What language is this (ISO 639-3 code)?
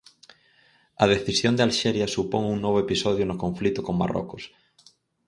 glg